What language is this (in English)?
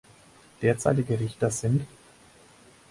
German